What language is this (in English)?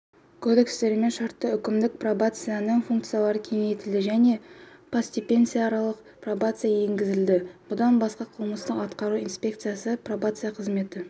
Kazakh